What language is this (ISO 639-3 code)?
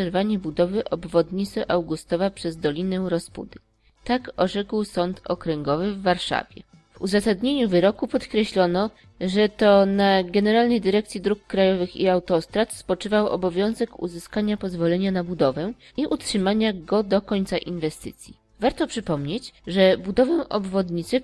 pol